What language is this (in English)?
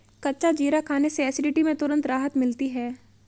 Hindi